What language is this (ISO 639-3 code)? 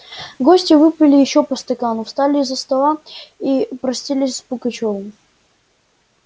rus